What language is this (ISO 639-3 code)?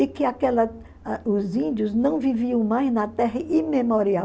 por